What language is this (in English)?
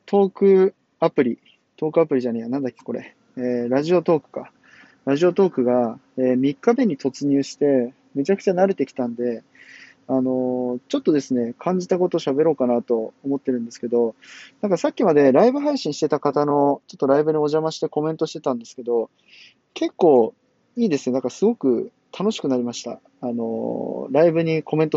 Japanese